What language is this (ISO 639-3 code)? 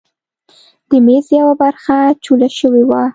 pus